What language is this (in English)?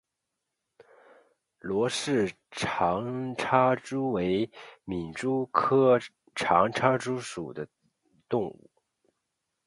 Chinese